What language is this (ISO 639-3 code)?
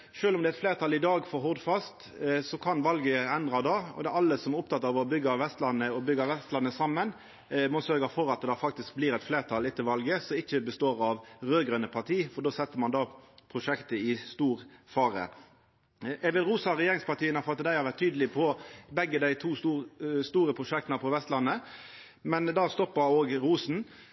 nno